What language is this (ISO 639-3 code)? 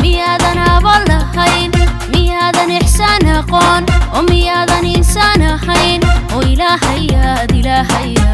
dan